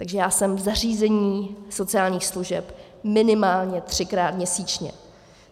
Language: Czech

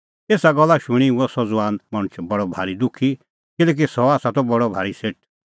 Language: Kullu Pahari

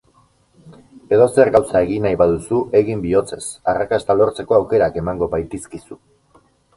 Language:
Basque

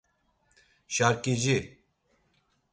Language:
Laz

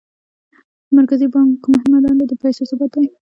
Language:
Pashto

